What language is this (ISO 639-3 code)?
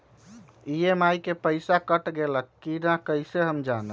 mag